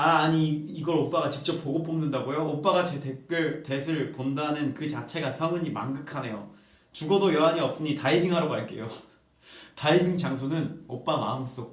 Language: Korean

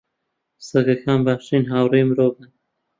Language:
Central Kurdish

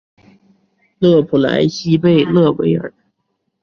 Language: Chinese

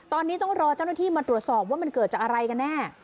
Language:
Thai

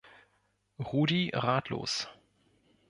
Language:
German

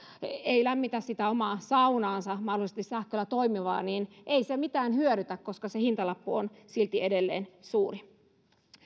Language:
Finnish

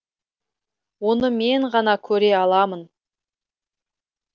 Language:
Kazakh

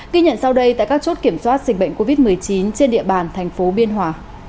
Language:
Vietnamese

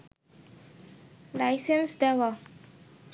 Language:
Bangla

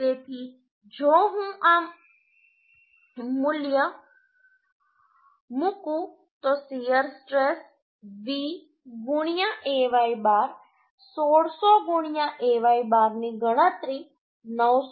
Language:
Gujarati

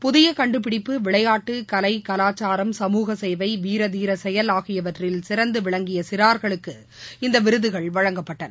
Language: Tamil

